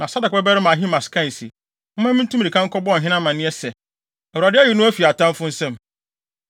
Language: Akan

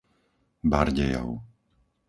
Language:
Slovak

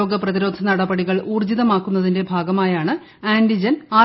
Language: Malayalam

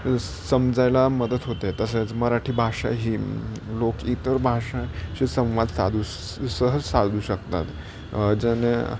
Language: Marathi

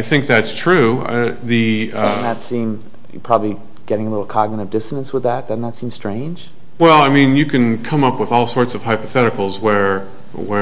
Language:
English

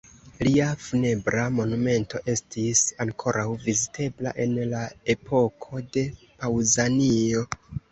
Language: Esperanto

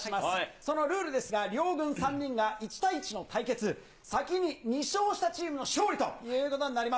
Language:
Japanese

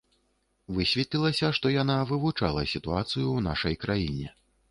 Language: Belarusian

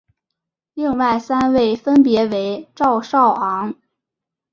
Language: Chinese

